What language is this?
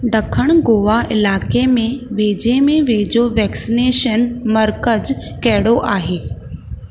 Sindhi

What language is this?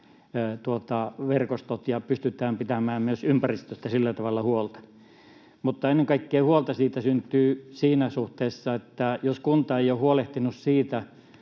Finnish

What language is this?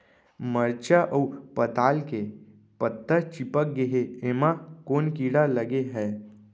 Chhattisgarhi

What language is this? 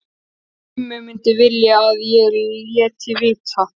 Icelandic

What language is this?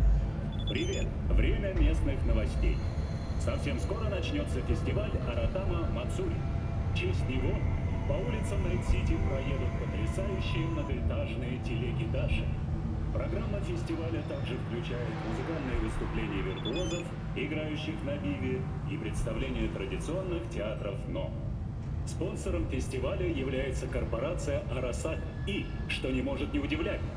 Russian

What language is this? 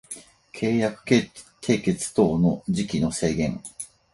Japanese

